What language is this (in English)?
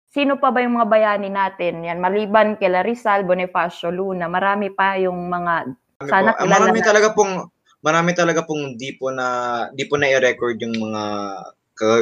Filipino